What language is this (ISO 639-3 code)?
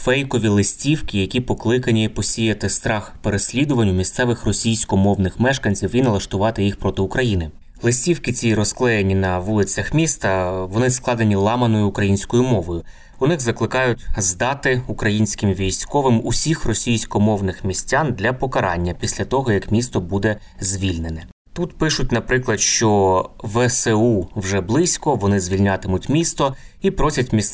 ukr